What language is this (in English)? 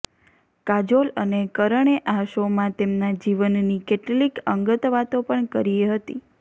Gujarati